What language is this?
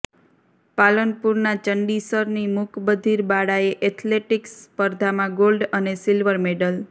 Gujarati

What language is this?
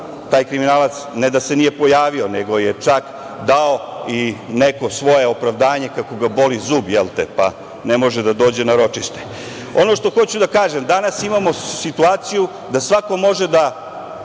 Serbian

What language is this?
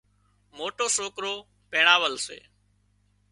Wadiyara Koli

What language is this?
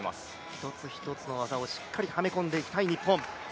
Japanese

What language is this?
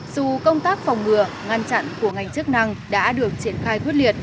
Vietnamese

